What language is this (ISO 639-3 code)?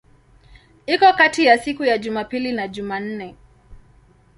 swa